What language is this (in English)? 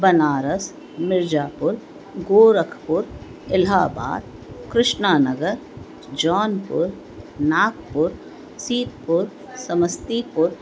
Sindhi